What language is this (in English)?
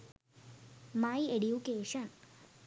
Sinhala